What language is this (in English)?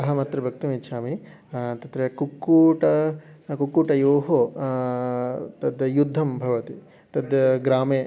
Sanskrit